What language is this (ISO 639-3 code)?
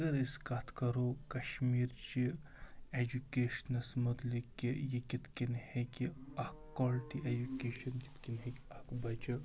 kas